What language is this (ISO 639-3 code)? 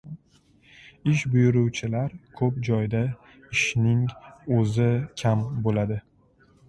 uzb